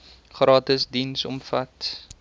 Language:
Afrikaans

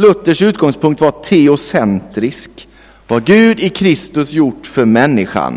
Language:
Swedish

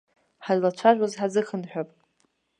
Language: Abkhazian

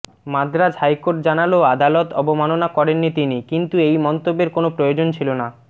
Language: Bangla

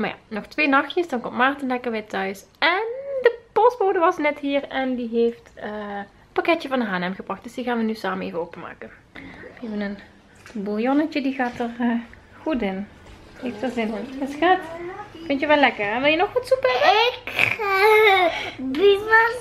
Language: Dutch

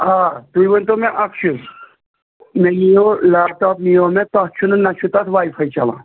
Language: Kashmiri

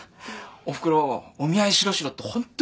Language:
Japanese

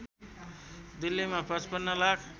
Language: Nepali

